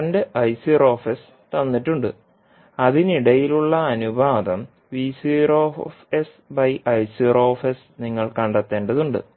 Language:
Malayalam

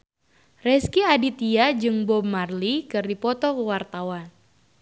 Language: Sundanese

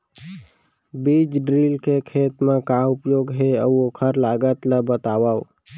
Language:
Chhattisgarhi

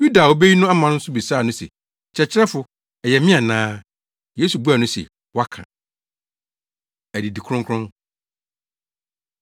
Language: Akan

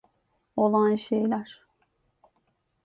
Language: Turkish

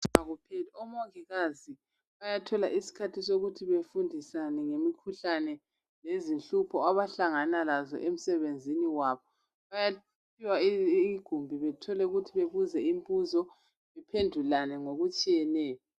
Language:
North Ndebele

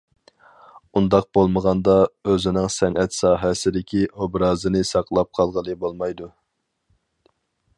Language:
Uyghur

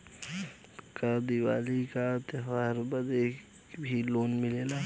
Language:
Bhojpuri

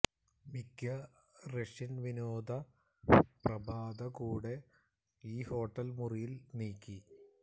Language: Malayalam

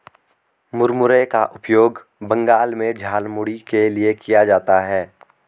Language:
Hindi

